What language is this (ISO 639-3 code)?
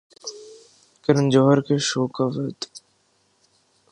urd